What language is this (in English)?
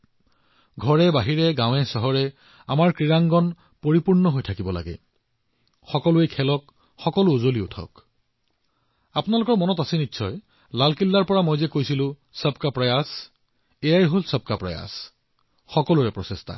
Assamese